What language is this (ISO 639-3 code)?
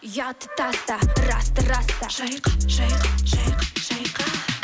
kaz